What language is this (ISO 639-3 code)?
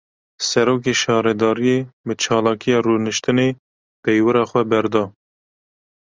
kur